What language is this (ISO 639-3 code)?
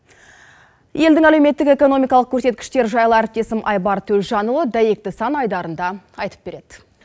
kaz